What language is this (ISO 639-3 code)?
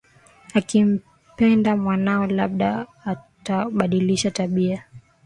swa